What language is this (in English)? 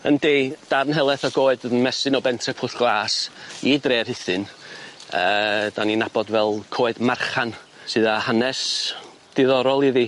Welsh